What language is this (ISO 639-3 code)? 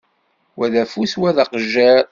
kab